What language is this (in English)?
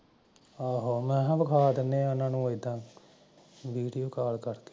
Punjabi